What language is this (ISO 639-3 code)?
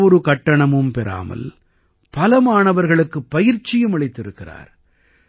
tam